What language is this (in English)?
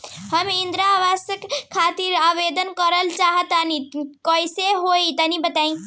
Bhojpuri